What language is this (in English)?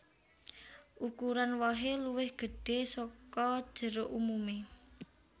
Javanese